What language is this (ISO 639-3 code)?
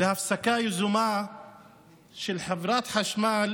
heb